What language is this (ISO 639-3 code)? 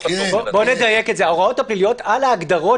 heb